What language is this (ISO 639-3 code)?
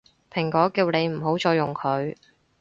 yue